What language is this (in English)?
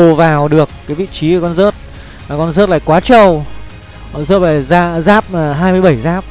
Vietnamese